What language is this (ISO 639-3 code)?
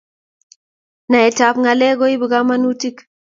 kln